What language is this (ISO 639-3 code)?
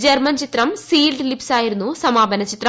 mal